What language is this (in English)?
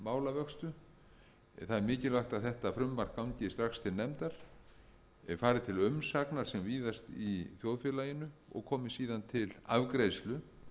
Icelandic